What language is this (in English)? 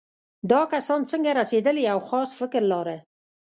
Pashto